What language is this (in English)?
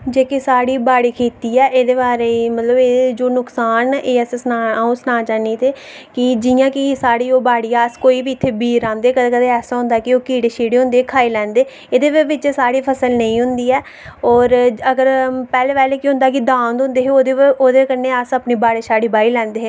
Dogri